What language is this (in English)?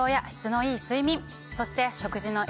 Japanese